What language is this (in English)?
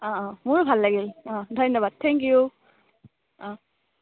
Assamese